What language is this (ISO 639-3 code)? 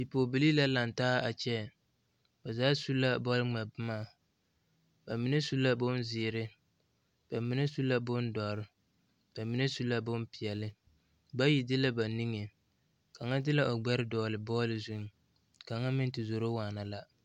dga